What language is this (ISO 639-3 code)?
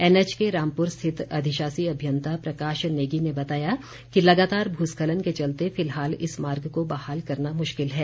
hin